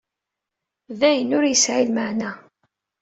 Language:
Kabyle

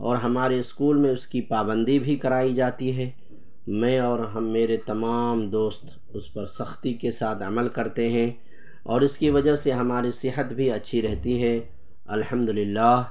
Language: Urdu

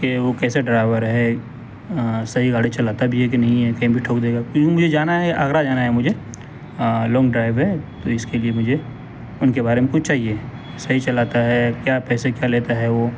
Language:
Urdu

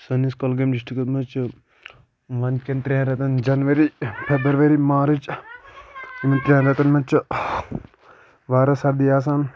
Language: Kashmiri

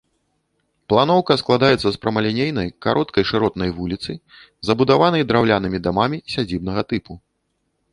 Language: Belarusian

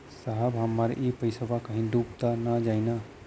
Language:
Bhojpuri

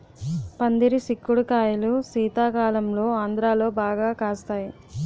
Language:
Telugu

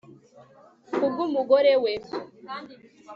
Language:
Kinyarwanda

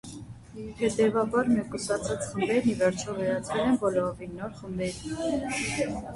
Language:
Armenian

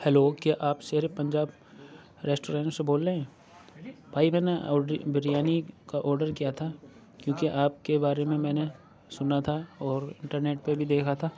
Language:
Urdu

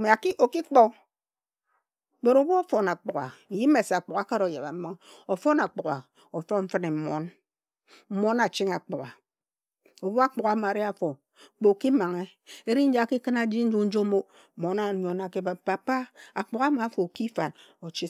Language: Ejagham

